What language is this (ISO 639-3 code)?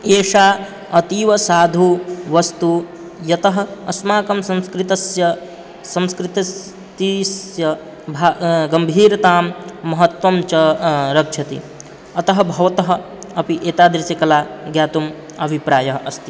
san